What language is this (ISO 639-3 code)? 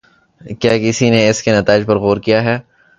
urd